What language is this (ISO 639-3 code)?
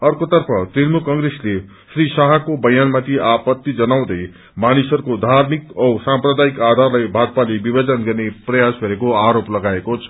nep